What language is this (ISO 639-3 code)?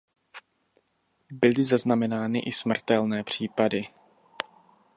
ces